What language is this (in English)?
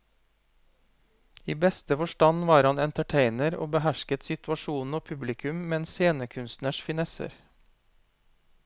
Norwegian